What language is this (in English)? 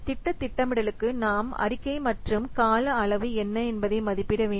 Tamil